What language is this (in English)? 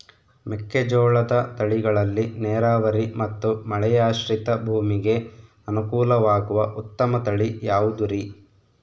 Kannada